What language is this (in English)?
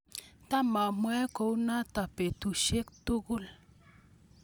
Kalenjin